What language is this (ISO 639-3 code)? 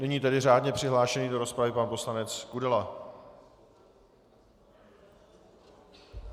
ces